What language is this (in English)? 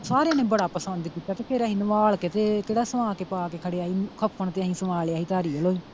Punjabi